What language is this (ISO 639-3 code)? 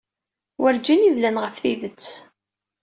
kab